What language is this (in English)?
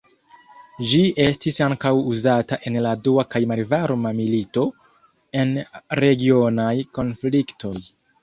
Esperanto